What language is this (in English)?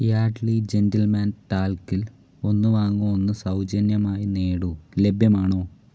Malayalam